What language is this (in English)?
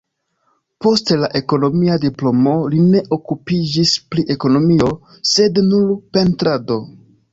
Esperanto